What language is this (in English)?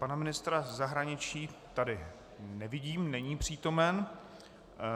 Czech